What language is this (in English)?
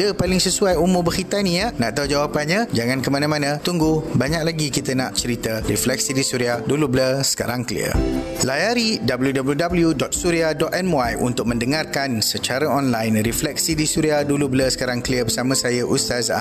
Malay